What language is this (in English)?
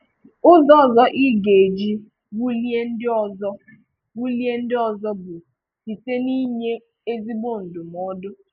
Igbo